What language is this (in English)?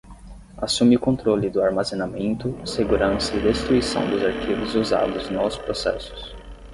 Portuguese